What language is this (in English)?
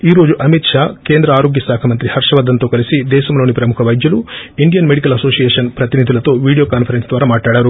Telugu